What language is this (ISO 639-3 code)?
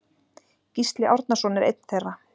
isl